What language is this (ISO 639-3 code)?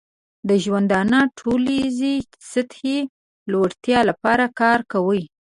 pus